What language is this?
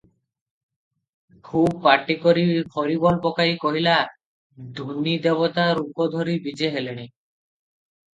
Odia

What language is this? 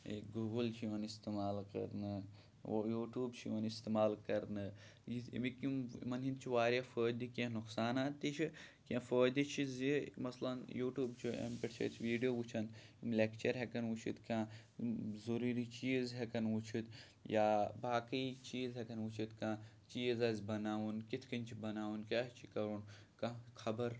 Kashmiri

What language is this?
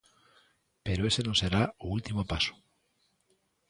Galician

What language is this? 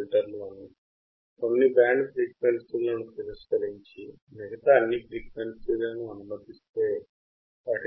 Telugu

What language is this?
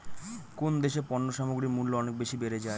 Bangla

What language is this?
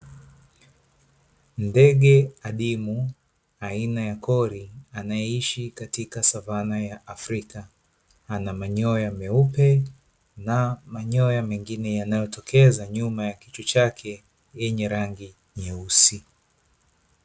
Swahili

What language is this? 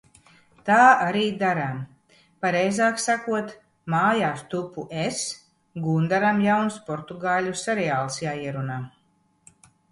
Latvian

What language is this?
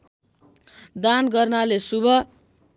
Nepali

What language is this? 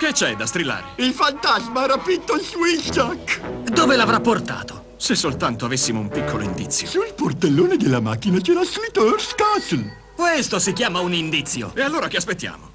Italian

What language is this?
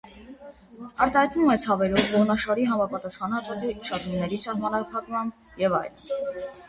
Armenian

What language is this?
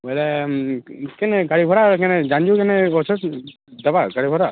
Odia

